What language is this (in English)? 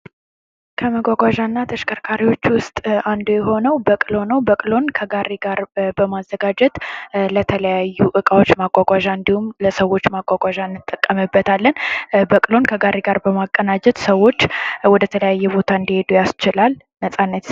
Amharic